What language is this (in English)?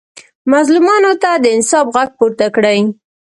Pashto